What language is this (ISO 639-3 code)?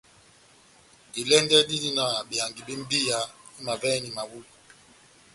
bnm